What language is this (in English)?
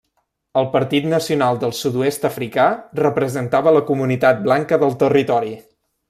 Catalan